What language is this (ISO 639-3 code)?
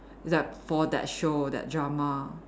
eng